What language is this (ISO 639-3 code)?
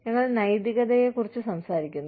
mal